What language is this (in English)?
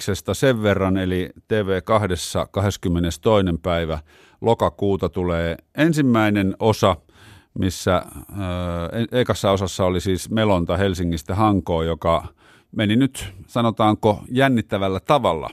Finnish